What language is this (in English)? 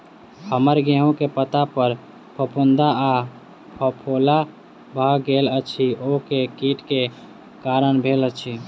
Maithili